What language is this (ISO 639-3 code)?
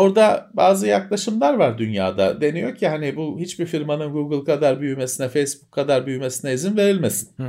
tur